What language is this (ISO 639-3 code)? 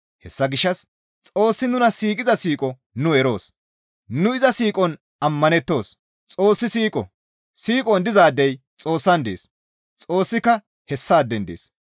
gmv